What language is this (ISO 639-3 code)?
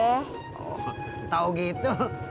ind